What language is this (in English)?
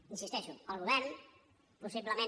Catalan